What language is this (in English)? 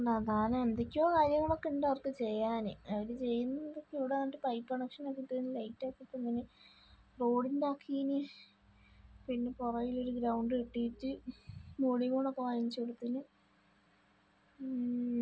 Malayalam